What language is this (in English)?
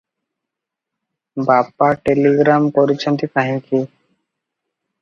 Odia